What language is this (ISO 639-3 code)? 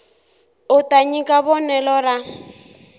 tso